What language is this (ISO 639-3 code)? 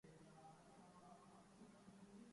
urd